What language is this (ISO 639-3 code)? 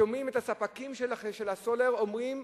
heb